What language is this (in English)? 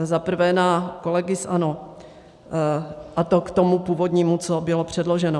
Czech